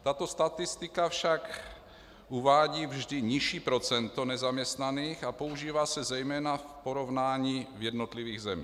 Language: Czech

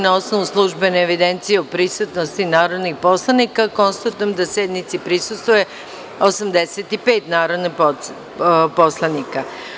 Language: Serbian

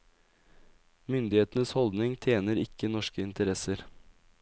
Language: Norwegian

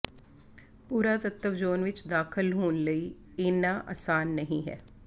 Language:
Punjabi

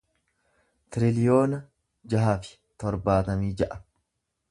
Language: Oromo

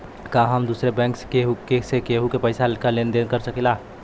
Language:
Bhojpuri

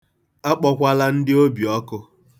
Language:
Igbo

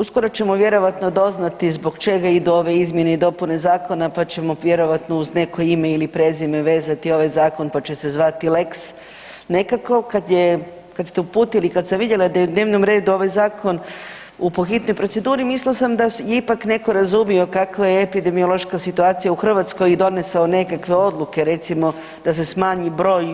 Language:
Croatian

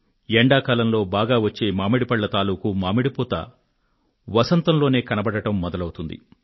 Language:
Telugu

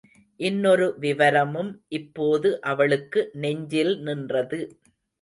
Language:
Tamil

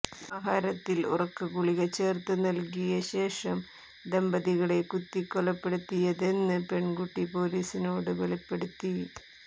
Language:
Malayalam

